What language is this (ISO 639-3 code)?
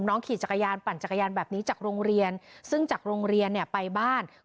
tha